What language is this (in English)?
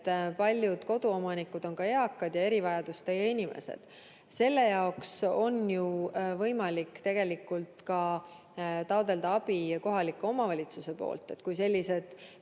Estonian